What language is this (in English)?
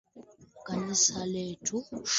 Swahili